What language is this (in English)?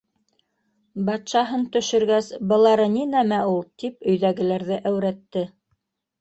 Bashkir